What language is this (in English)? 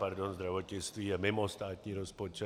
Czech